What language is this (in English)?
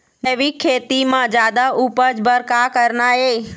Chhattisgarhi